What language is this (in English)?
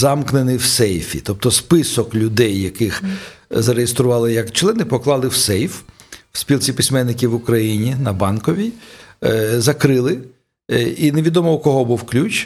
Ukrainian